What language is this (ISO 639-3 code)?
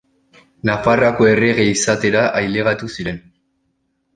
eus